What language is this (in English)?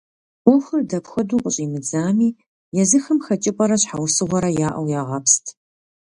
Kabardian